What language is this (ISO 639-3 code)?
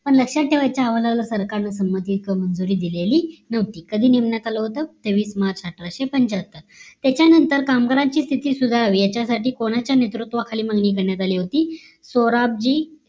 mar